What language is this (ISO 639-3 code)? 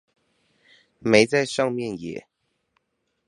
zho